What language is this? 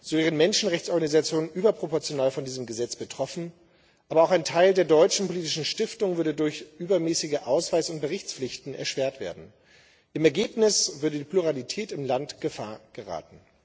German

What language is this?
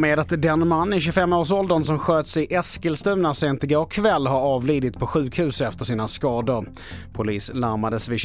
Swedish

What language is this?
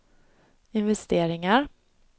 Swedish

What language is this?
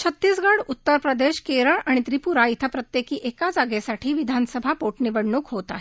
Marathi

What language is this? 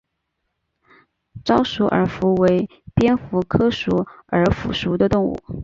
Chinese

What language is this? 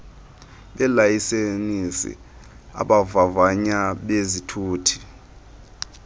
Xhosa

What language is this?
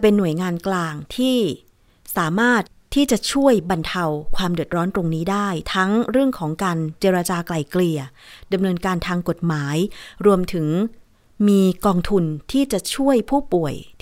Thai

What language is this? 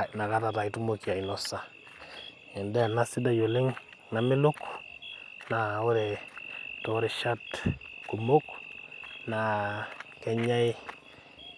Masai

